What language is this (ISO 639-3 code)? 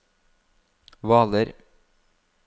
nor